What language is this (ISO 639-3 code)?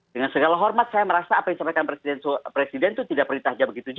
ind